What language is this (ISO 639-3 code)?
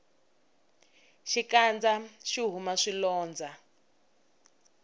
tso